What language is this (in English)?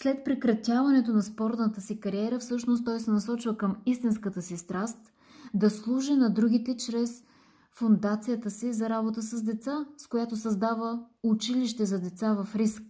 Bulgarian